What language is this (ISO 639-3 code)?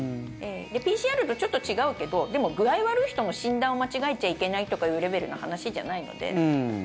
jpn